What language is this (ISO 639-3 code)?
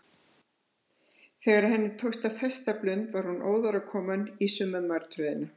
isl